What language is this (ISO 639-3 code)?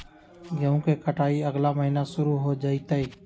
mag